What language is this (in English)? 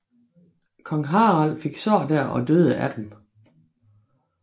Danish